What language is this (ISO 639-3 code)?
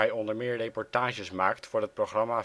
nld